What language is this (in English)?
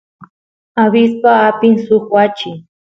Santiago del Estero Quichua